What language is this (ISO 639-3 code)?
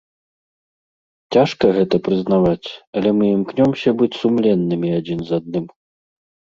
bel